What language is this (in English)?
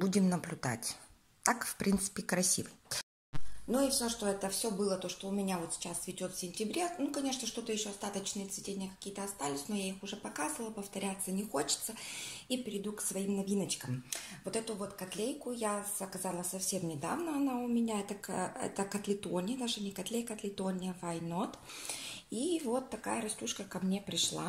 Russian